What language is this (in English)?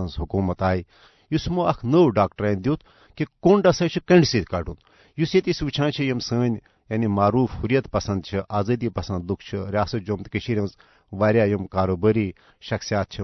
Urdu